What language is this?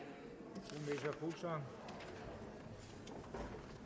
Danish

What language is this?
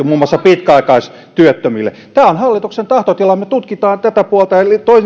Finnish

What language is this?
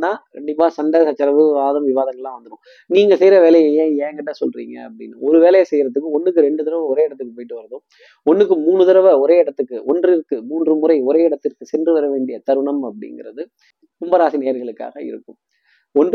Tamil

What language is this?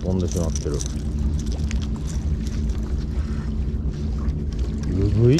Japanese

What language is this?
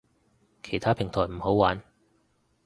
Cantonese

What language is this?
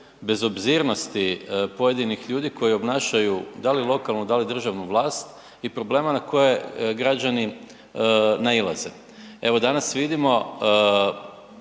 Croatian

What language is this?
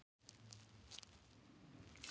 Icelandic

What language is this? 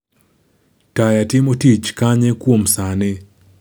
Luo (Kenya and Tanzania)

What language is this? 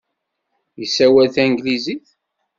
Kabyle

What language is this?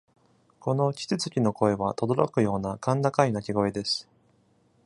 Japanese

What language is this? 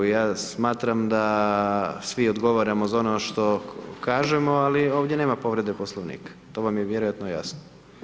Croatian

